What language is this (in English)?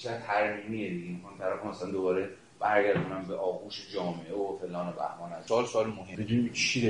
Persian